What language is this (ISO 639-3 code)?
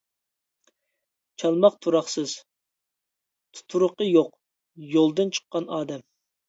uig